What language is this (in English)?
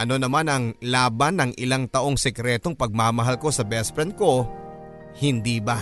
Filipino